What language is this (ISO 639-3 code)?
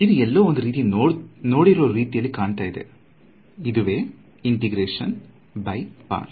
kan